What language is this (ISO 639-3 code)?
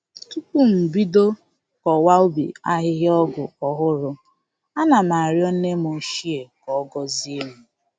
ibo